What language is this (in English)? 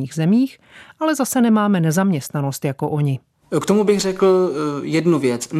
Czech